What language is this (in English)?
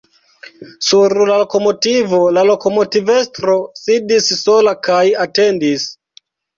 Esperanto